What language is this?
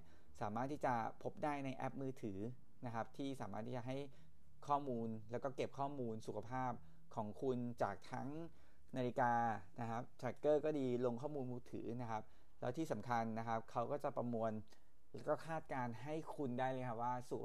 Thai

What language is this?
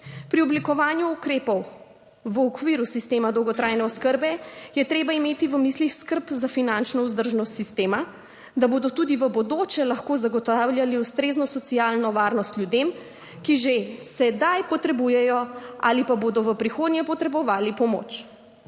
Slovenian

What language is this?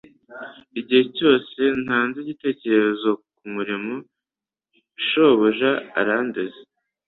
Kinyarwanda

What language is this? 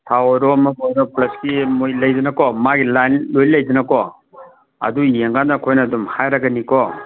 Manipuri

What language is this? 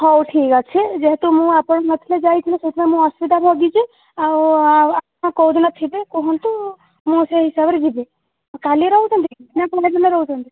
Odia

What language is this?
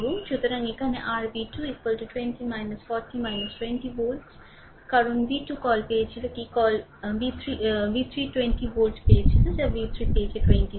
Bangla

